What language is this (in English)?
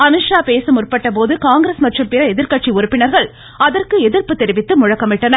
Tamil